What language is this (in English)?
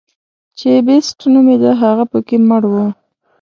Pashto